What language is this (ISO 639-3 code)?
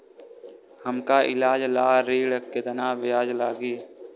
bho